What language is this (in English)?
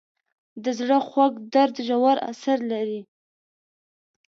Pashto